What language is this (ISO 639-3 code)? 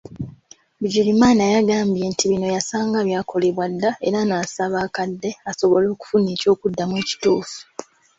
lug